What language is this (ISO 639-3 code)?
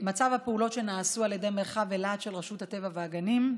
heb